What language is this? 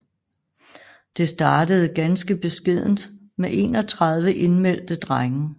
Danish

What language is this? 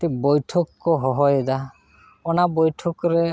Santali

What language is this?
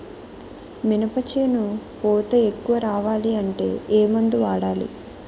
Telugu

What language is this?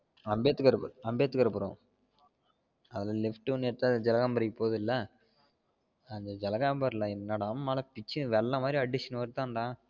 Tamil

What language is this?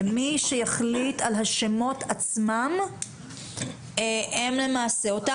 Hebrew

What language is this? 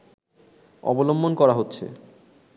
Bangla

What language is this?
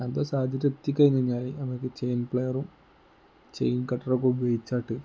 Malayalam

